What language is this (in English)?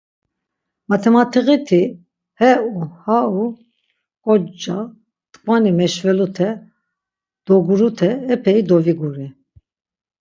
Laz